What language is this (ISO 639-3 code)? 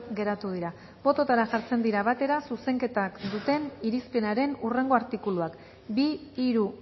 eus